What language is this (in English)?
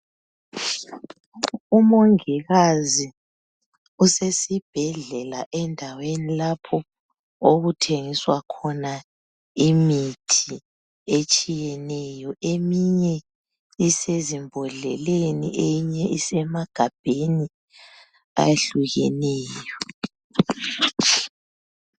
North Ndebele